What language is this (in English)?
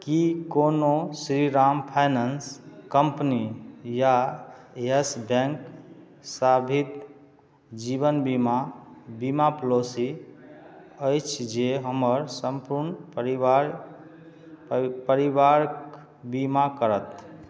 Maithili